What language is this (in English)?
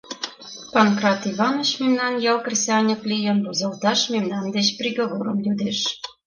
Mari